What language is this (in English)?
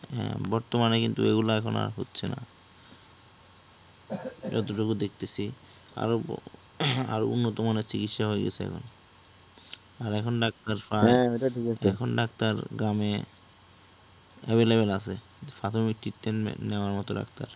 Bangla